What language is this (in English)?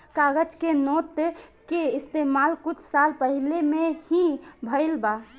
Bhojpuri